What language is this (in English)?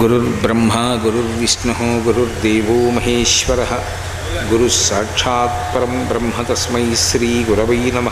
Telugu